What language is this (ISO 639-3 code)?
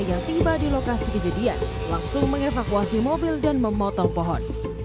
ind